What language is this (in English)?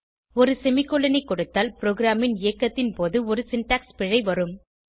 Tamil